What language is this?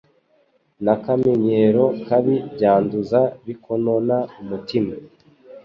Kinyarwanda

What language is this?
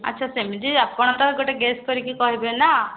Odia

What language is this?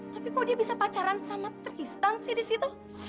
Indonesian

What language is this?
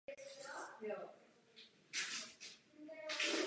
Czech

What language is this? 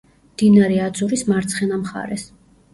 Georgian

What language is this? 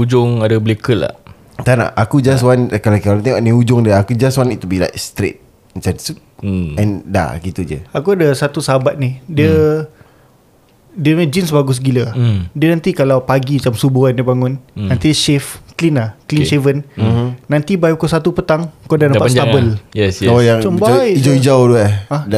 Malay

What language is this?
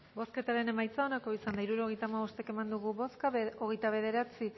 Basque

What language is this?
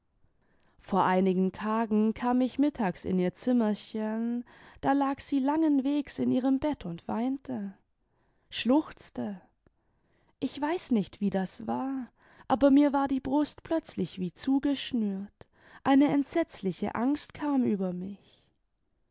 German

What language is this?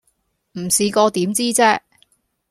Cantonese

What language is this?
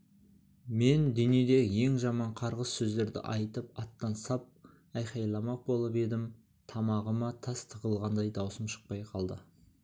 Kazakh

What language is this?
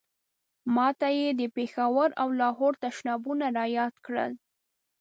Pashto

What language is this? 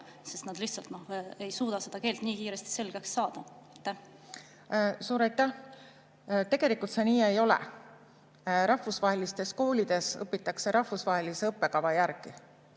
Estonian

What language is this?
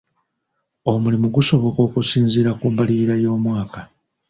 Ganda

